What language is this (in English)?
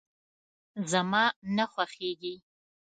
Pashto